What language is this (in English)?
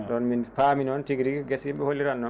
Fula